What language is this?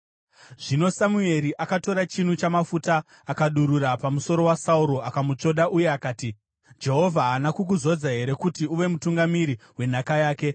Shona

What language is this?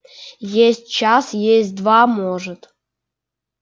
Russian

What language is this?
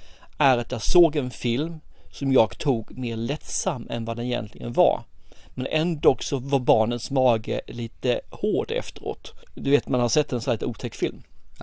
Swedish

